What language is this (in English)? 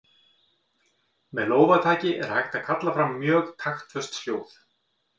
Icelandic